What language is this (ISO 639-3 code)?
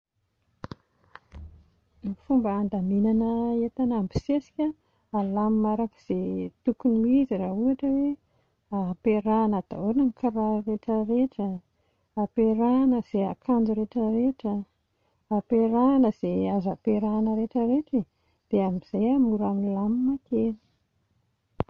mlg